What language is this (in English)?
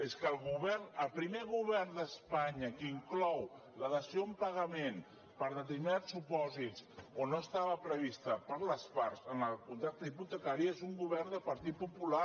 Catalan